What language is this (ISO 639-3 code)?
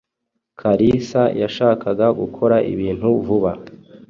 kin